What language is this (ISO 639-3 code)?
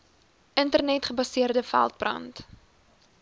afr